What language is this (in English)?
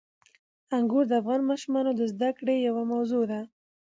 Pashto